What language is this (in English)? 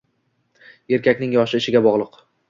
Uzbek